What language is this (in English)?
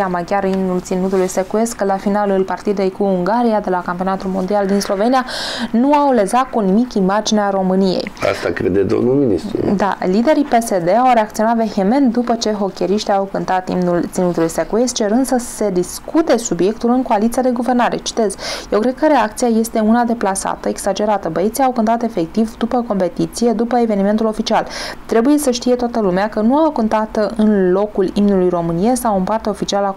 Romanian